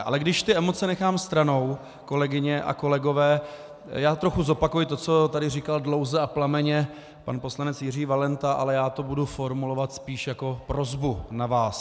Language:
Czech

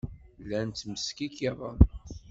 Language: Kabyle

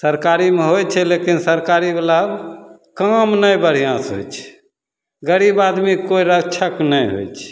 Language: Maithili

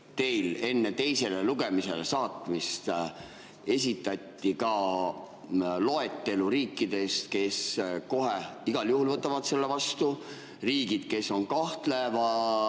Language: Estonian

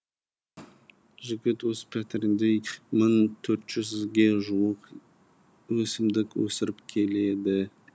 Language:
Kazakh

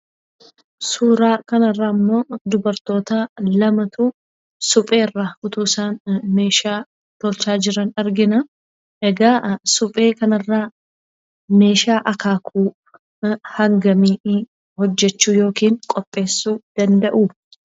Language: Oromo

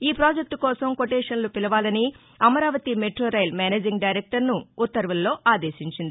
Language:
Telugu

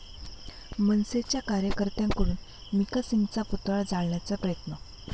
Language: Marathi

